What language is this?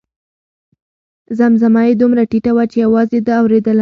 Pashto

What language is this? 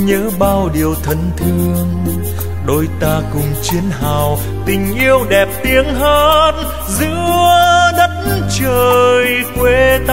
Vietnamese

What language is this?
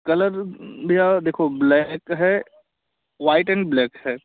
Hindi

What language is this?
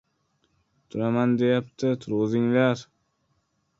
Uzbek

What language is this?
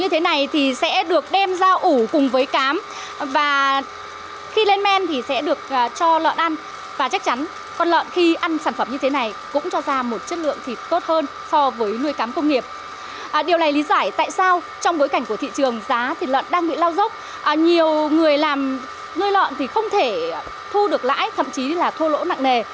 Vietnamese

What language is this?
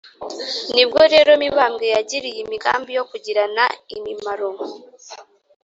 Kinyarwanda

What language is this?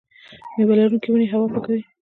Pashto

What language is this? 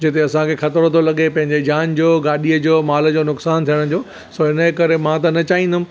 Sindhi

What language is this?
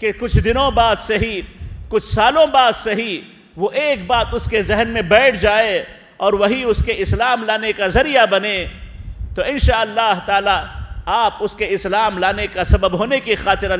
Arabic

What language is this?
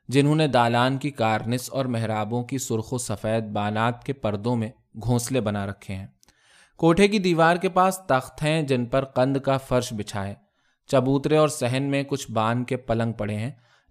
Urdu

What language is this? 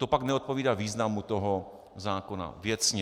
Czech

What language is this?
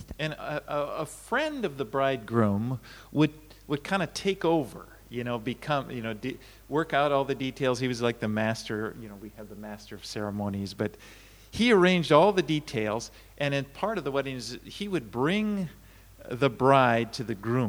Japanese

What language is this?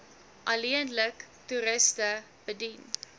Afrikaans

